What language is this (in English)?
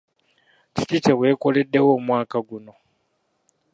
Ganda